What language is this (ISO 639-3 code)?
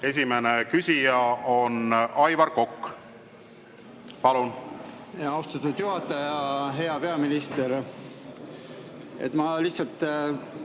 est